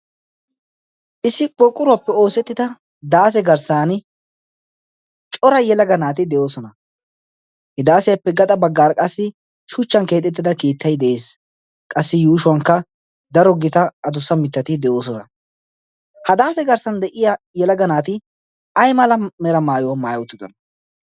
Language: Wolaytta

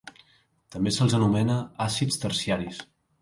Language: Catalan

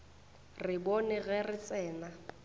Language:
Northern Sotho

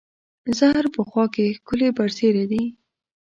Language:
Pashto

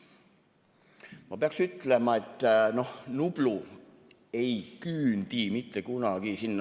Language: Estonian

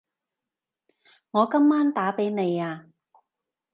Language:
Cantonese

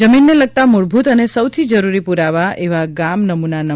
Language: Gujarati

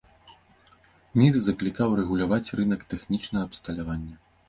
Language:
Belarusian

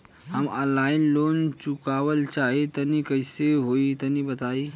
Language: Bhojpuri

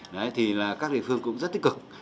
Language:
Vietnamese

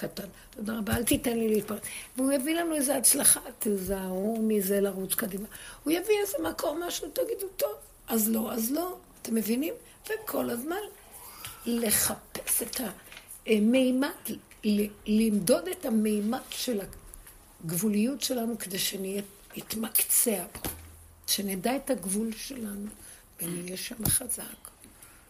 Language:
Hebrew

